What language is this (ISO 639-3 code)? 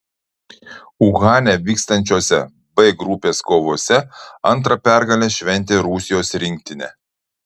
lit